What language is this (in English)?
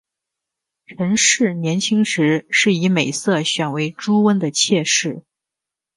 Chinese